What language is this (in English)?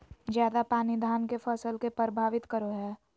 Magahi